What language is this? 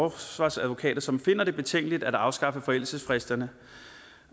Danish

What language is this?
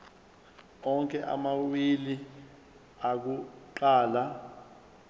Zulu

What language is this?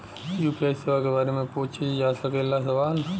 Bhojpuri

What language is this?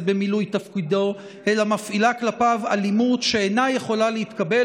Hebrew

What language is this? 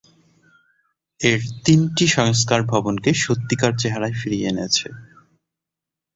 Bangla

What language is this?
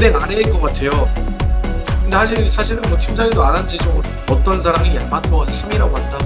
Korean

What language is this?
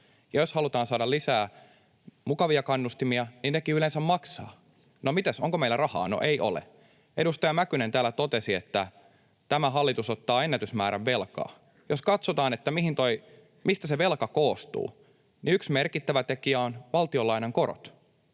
Finnish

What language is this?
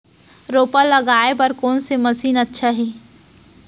Chhattisgarhi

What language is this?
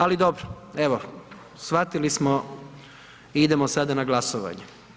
Croatian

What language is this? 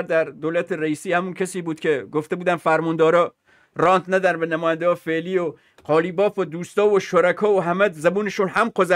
Persian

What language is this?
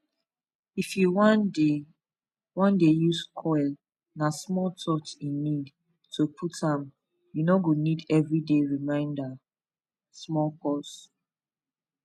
Nigerian Pidgin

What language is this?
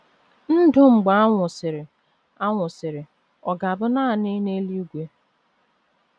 Igbo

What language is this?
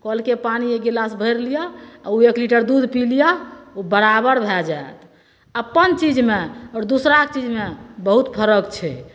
Maithili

